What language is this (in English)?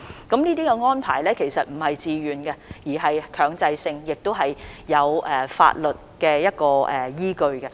Cantonese